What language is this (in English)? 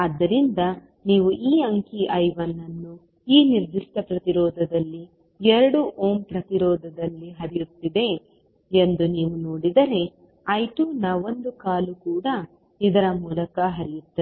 Kannada